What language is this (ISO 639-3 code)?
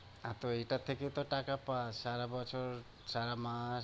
ben